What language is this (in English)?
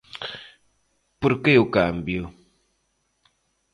Galician